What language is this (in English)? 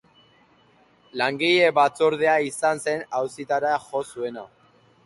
Basque